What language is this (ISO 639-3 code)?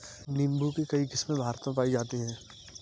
hin